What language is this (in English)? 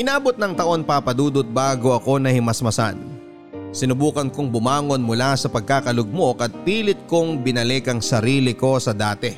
Filipino